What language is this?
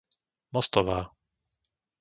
Slovak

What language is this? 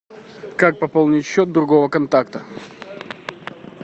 Russian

